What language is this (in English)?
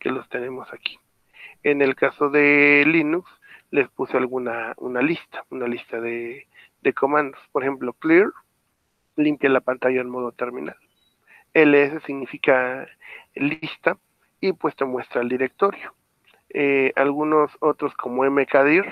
Spanish